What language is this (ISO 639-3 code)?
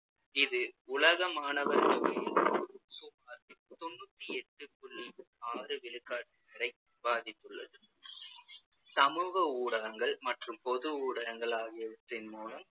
tam